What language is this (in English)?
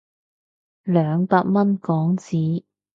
Cantonese